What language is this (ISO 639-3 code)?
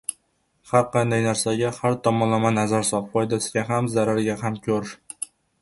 uzb